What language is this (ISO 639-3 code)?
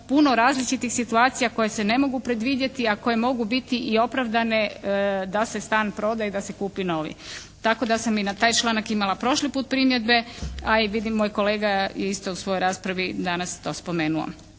hrv